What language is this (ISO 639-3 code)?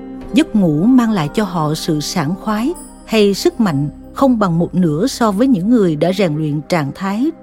vie